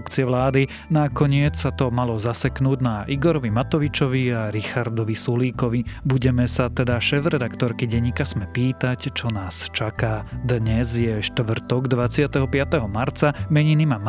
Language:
Slovak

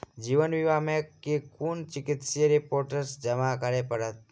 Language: Maithili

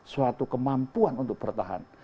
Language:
Indonesian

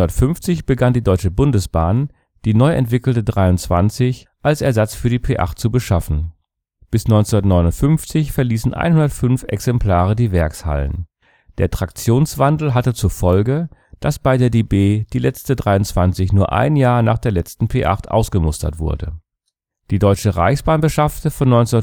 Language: German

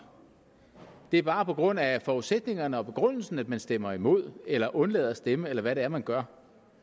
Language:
Danish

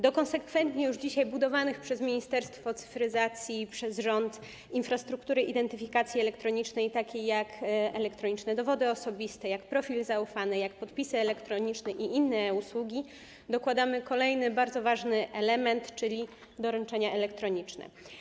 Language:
Polish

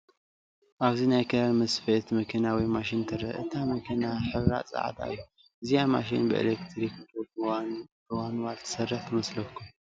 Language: Tigrinya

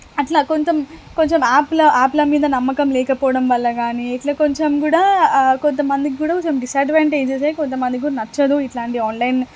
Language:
Telugu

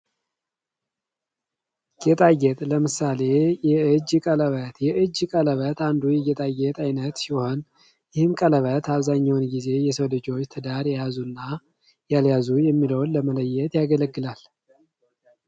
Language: Amharic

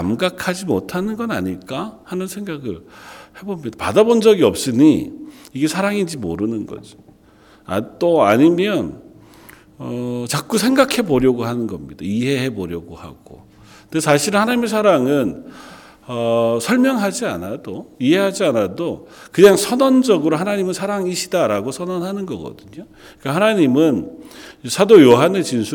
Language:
Korean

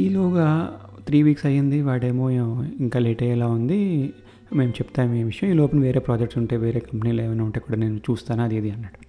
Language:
Telugu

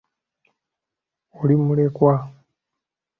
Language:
Ganda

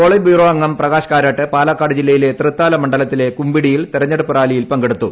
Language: Malayalam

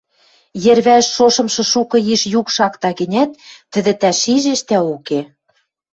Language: Western Mari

